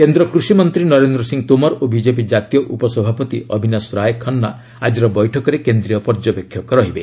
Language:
Odia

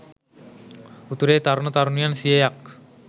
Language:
Sinhala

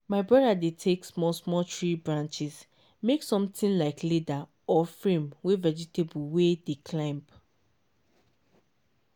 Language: Nigerian Pidgin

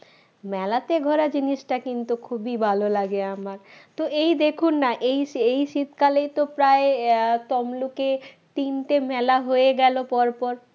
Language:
Bangla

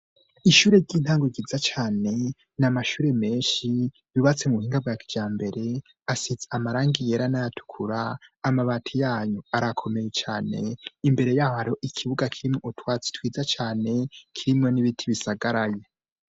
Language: Rundi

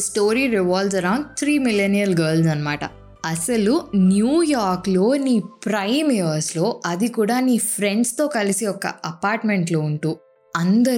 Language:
Telugu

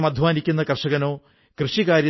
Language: Malayalam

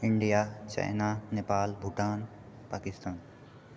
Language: Maithili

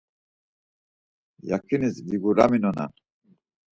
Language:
Laz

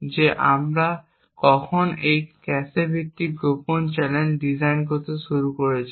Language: Bangla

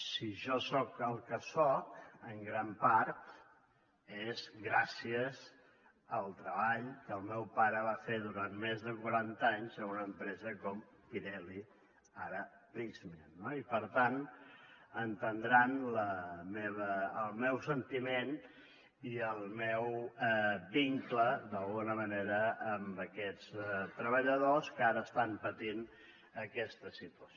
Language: Catalan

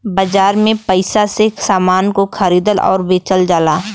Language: Bhojpuri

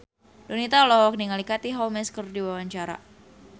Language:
Sundanese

